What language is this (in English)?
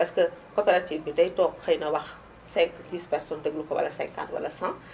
Wolof